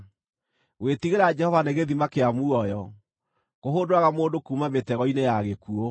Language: Kikuyu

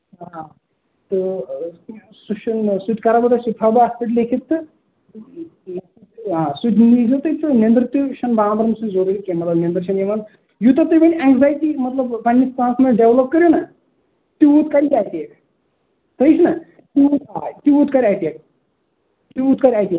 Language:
Kashmiri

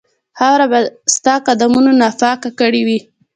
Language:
Pashto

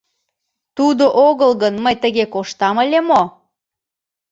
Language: Mari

